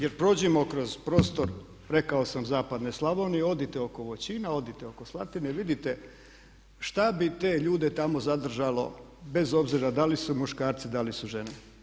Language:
Croatian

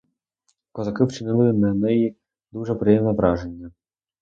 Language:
Ukrainian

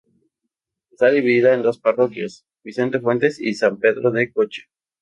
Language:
Spanish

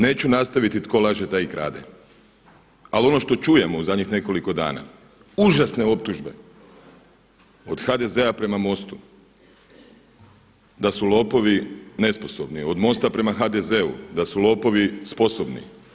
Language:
Croatian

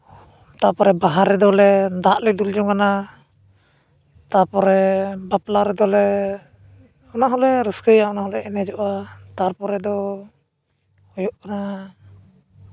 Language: Santali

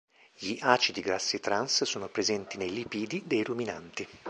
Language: Italian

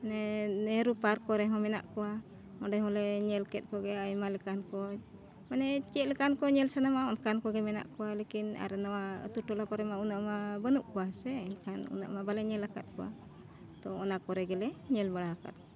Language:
Santali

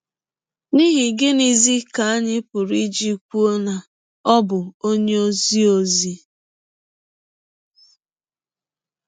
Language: Igbo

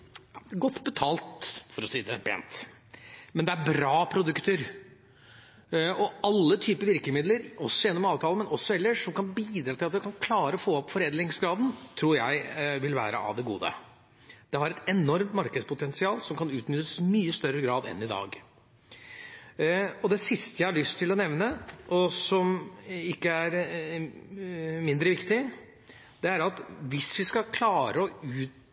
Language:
Norwegian Bokmål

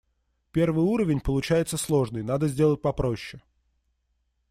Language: Russian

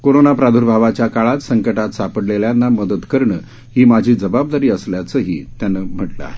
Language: Marathi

